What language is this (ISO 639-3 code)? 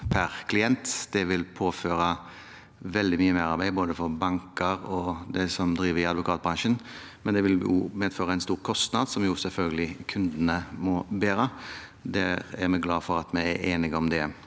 nor